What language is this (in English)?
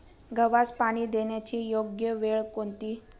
Marathi